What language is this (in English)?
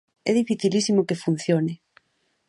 Galician